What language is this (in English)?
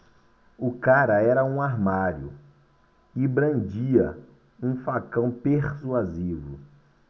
Portuguese